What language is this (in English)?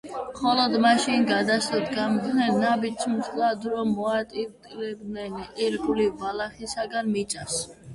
Georgian